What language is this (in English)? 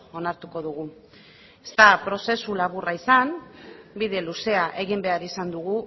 Basque